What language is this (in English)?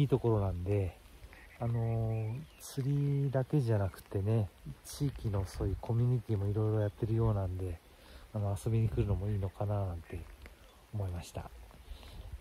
Japanese